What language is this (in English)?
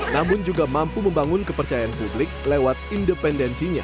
Indonesian